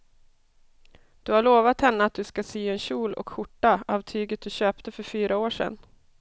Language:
Swedish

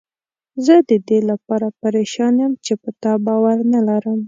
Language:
Pashto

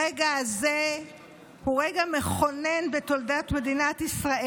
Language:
Hebrew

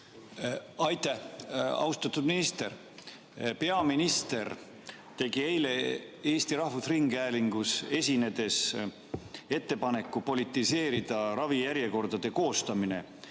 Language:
Estonian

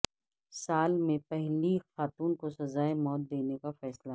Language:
Urdu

